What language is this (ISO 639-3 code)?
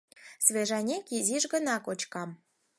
chm